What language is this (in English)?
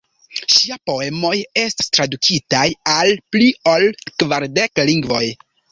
Esperanto